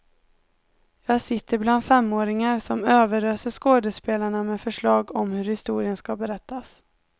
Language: Swedish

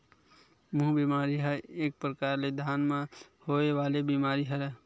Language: Chhattisgarhi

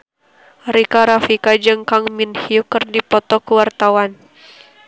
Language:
Sundanese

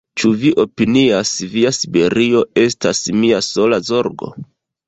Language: Esperanto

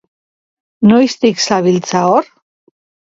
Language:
Basque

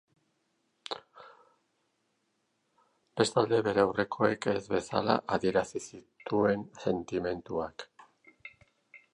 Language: Basque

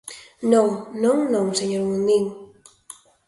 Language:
Galician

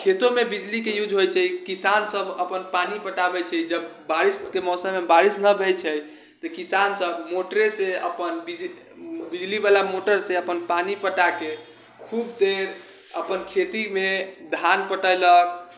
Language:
Maithili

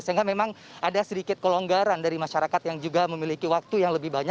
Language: Indonesian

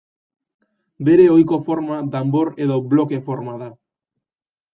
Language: Basque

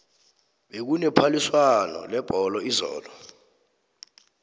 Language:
South Ndebele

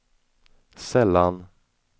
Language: Swedish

